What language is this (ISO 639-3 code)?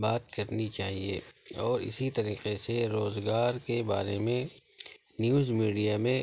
urd